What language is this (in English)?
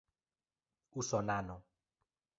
Esperanto